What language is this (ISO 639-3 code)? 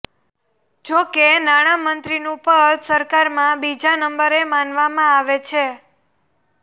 guj